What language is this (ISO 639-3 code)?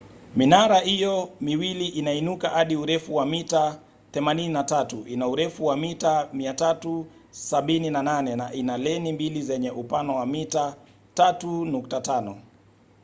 swa